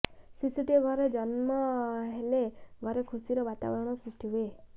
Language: Odia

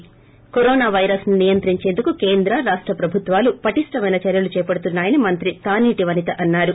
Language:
Telugu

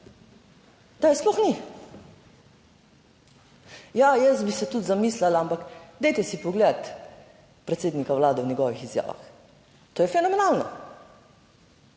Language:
Slovenian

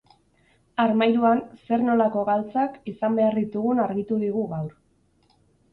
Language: Basque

